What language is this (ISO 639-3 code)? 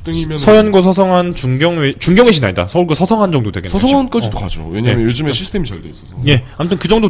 kor